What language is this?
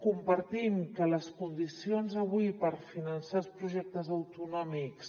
Catalan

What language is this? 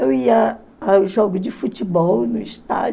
Portuguese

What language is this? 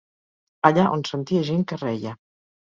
Catalan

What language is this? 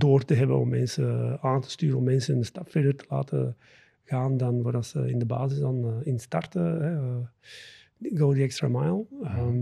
Dutch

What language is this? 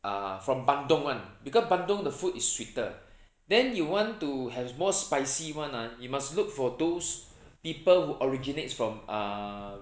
English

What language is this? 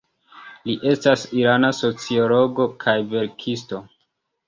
Esperanto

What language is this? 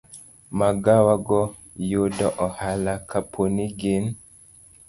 Luo (Kenya and Tanzania)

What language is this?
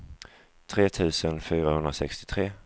Swedish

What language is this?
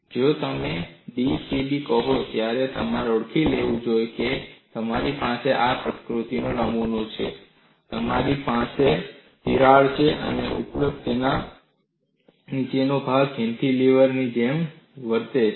Gujarati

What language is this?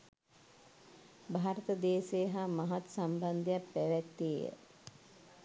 Sinhala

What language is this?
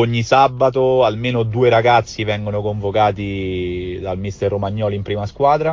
Italian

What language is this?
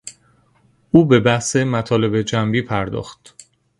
Persian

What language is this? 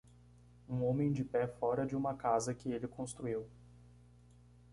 Portuguese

